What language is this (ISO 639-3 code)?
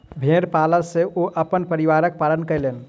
mai